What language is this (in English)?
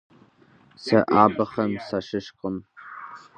Kabardian